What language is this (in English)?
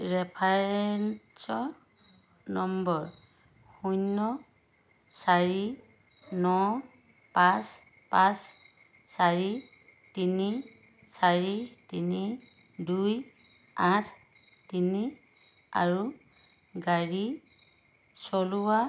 Assamese